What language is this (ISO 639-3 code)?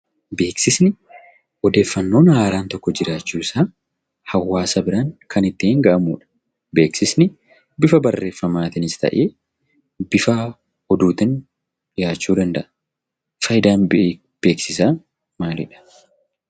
orm